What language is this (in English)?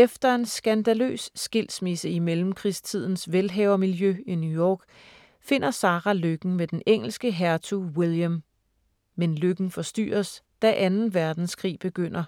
Danish